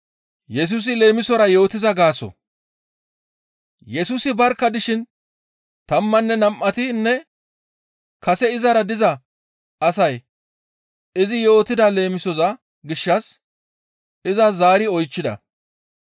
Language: Gamo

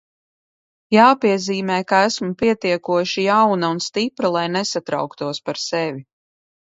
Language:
Latvian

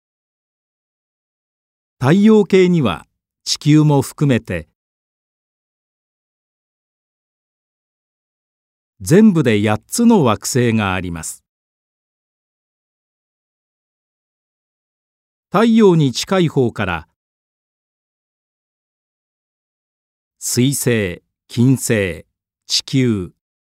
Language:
Japanese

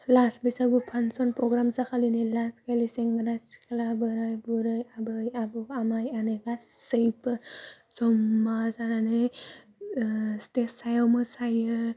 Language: Bodo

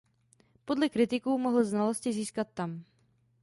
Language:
Czech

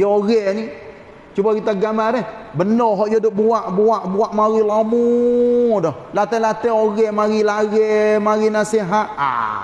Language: Malay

